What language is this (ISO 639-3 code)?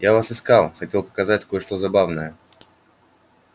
rus